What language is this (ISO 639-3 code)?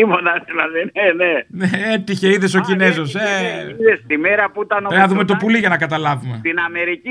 ell